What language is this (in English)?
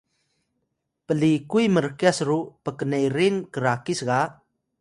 Atayal